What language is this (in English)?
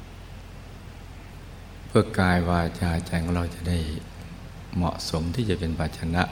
Thai